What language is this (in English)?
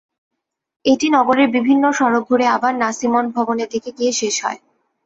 Bangla